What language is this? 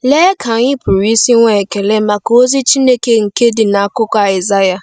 Igbo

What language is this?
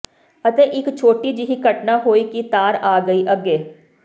Punjabi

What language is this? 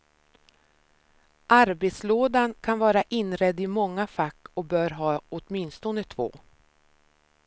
Swedish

